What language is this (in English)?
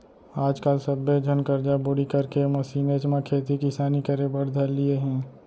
Chhattisgarhi